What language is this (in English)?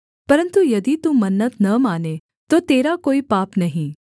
Hindi